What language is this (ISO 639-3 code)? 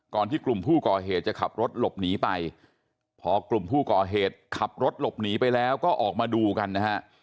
tha